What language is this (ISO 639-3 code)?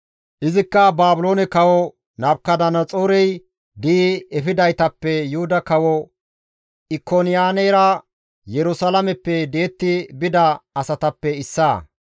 gmv